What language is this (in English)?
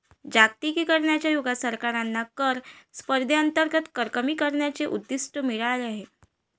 Marathi